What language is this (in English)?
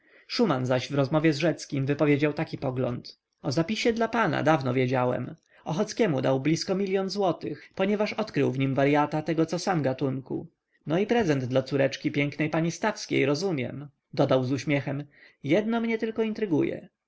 Polish